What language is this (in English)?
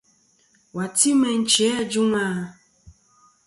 Kom